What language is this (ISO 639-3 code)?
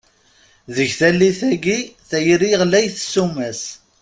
kab